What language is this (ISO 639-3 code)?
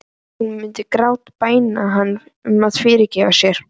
isl